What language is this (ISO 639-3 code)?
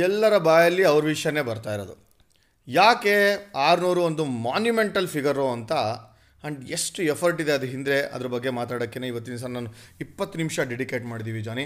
kan